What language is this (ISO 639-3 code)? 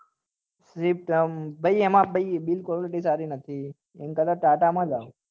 guj